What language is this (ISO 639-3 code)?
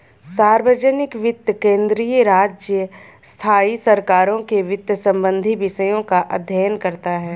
hin